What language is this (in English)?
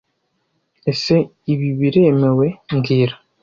Kinyarwanda